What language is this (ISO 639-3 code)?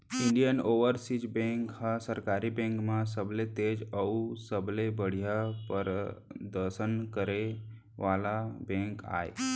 hne